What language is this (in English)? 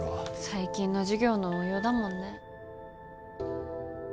Japanese